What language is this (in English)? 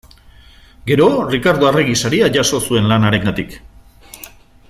Basque